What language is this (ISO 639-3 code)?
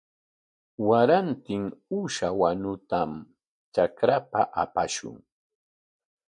qwa